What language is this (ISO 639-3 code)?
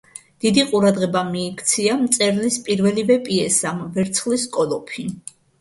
kat